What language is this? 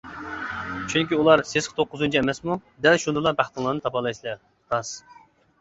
Uyghur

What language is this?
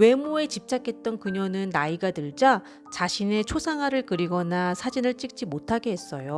Korean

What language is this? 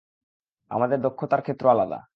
Bangla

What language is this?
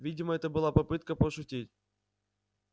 Russian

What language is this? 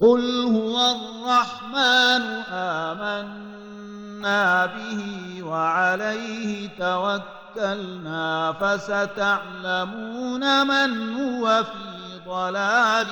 Arabic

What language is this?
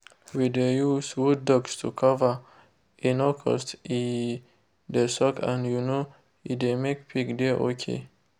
Nigerian Pidgin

